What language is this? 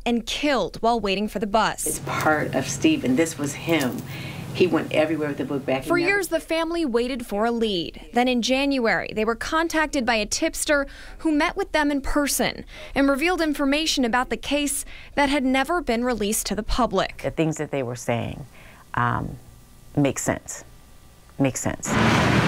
English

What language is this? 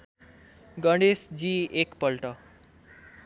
Nepali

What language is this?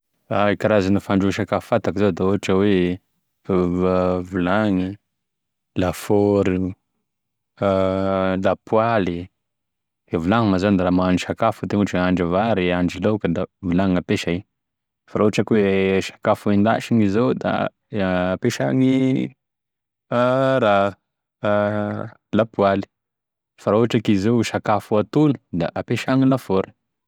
Tesaka Malagasy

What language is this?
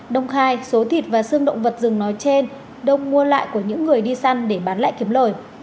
Vietnamese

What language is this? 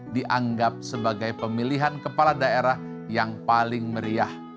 Indonesian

